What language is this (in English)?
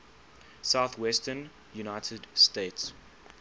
English